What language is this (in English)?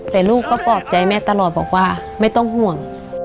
Thai